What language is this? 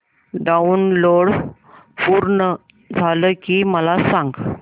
Marathi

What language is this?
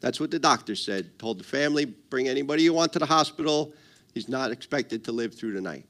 English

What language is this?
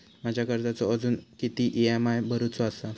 Marathi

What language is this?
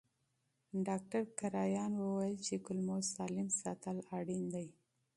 Pashto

